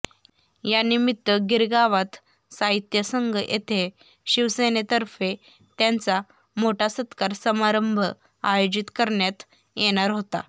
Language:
Marathi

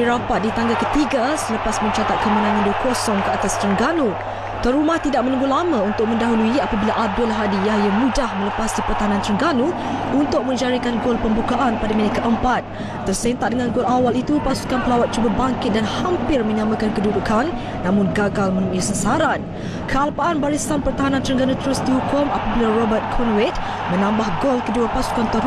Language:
Malay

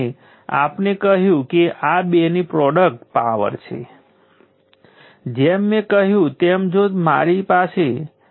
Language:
Gujarati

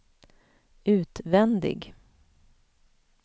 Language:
Swedish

